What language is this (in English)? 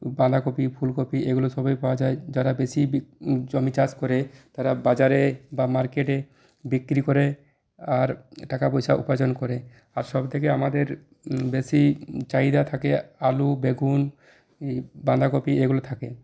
Bangla